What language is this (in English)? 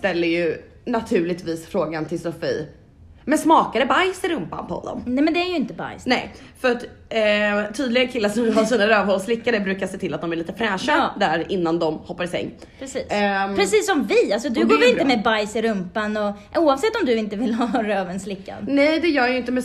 Swedish